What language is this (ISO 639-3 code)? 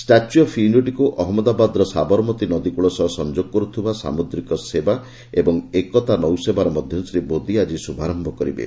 ori